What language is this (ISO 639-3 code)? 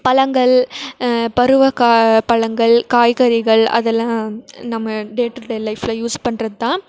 tam